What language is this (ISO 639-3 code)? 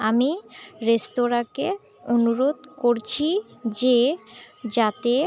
ben